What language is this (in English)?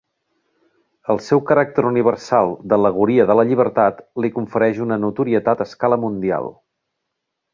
Catalan